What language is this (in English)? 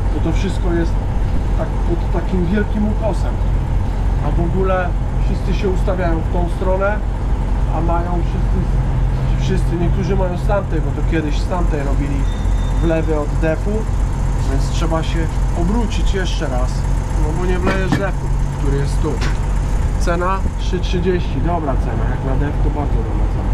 Polish